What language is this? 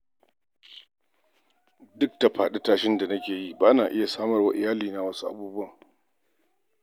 Hausa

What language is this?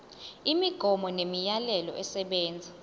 Zulu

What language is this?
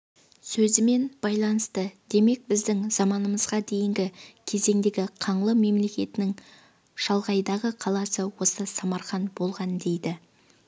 Kazakh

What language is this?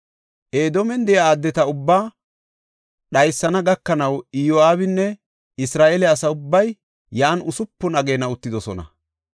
Gofa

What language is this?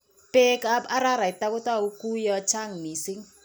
Kalenjin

